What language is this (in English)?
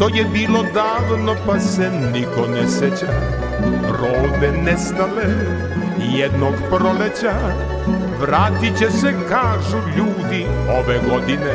Croatian